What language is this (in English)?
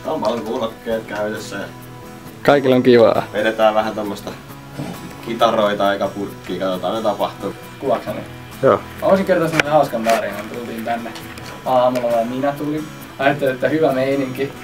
Finnish